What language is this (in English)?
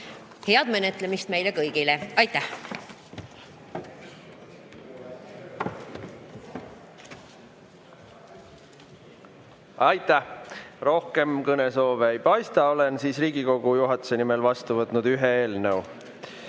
Estonian